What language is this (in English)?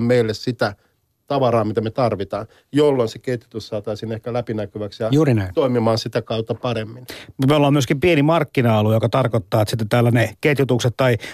Finnish